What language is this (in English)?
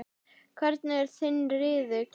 Icelandic